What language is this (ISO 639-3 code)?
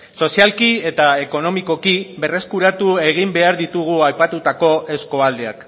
eus